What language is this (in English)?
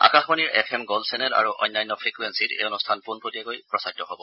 Assamese